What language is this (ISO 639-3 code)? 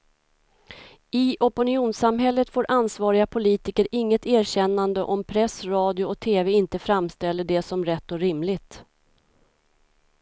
swe